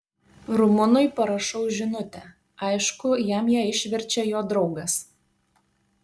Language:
Lithuanian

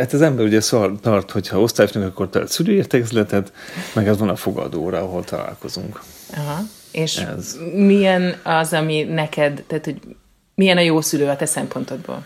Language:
Hungarian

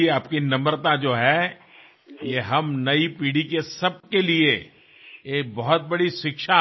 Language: Bangla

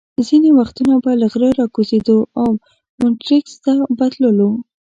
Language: Pashto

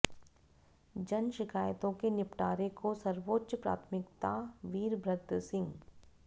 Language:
Hindi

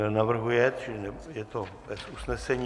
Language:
Czech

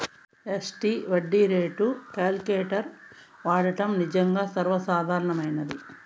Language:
Telugu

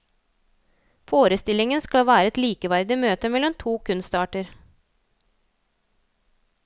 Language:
Norwegian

